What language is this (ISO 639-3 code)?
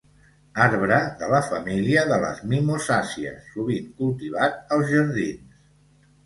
cat